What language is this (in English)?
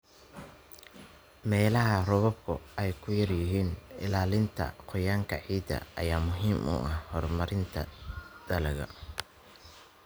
Somali